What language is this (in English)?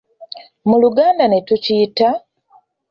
Ganda